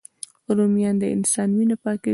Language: Pashto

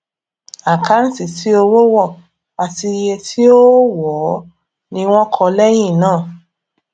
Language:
Yoruba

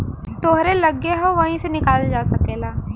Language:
Bhojpuri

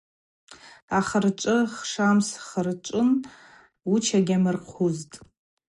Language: Abaza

